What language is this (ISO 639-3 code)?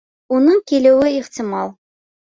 bak